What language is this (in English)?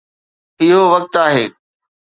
Sindhi